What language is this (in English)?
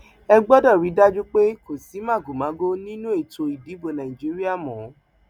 Yoruba